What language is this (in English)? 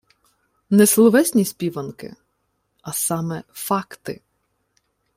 Ukrainian